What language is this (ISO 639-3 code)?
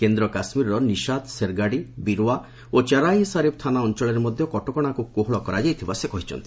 ori